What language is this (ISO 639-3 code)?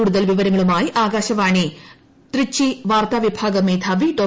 mal